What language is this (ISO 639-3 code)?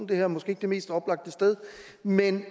dan